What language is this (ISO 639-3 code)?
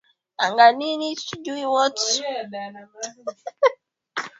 swa